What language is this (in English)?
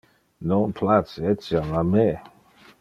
Interlingua